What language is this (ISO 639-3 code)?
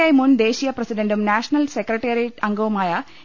mal